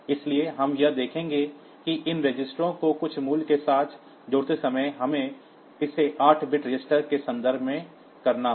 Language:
Hindi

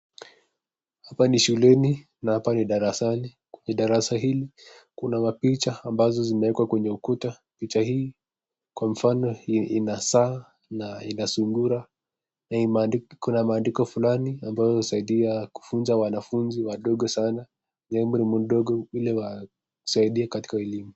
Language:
Swahili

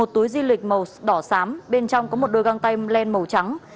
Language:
Vietnamese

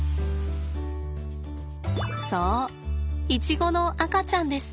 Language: Japanese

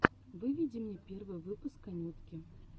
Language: Russian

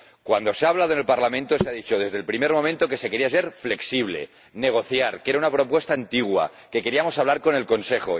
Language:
Spanish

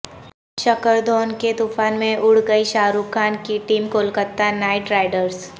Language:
Urdu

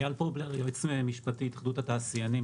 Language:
Hebrew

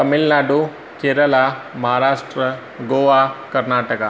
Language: Sindhi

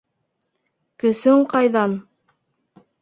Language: Bashkir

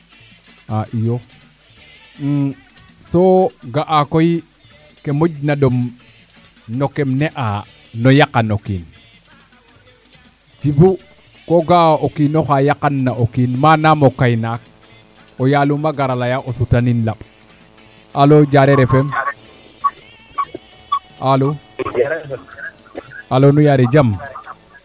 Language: Serer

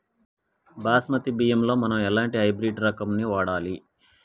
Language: Telugu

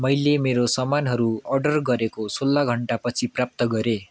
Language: Nepali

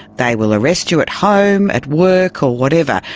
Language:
English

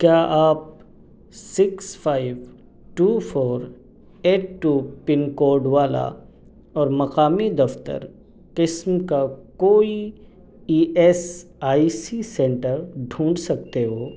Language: Urdu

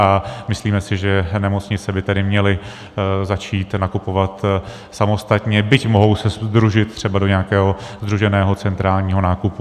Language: Czech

